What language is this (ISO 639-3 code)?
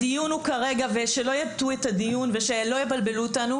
heb